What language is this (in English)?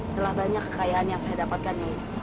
Indonesian